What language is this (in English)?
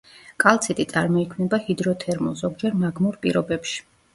Georgian